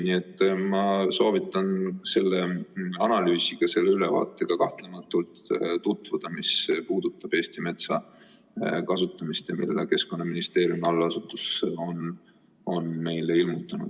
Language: Estonian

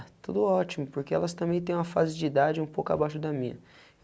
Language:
Portuguese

